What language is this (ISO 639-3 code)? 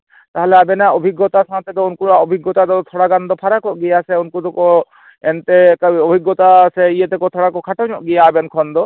sat